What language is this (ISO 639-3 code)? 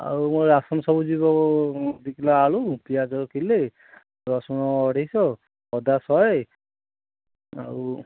ori